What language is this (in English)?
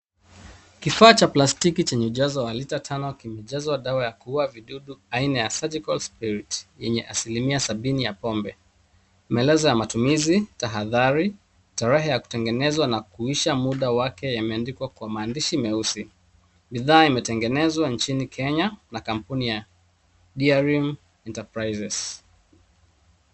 Swahili